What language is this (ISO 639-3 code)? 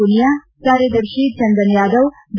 kan